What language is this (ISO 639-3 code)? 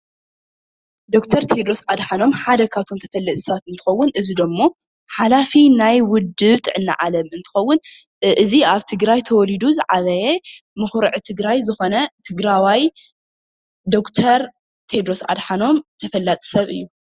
tir